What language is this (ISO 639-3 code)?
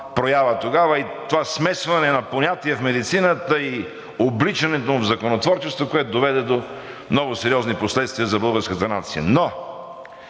bul